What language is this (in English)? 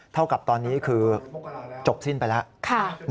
Thai